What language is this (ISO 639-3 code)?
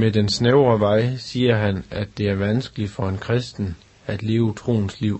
dan